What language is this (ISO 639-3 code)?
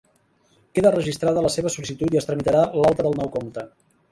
cat